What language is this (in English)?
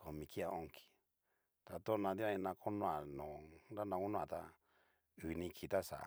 Cacaloxtepec Mixtec